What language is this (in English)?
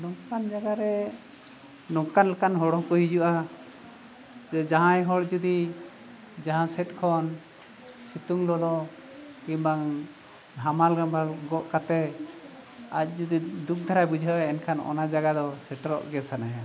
Santali